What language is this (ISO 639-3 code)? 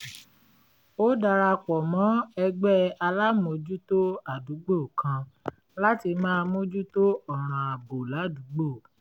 yor